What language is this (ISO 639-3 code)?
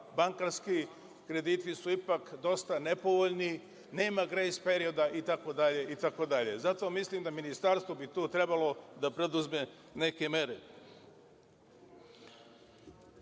srp